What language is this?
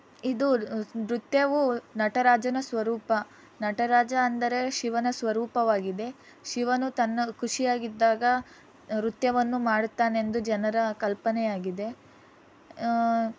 Kannada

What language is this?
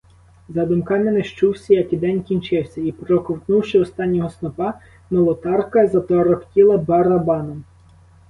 Ukrainian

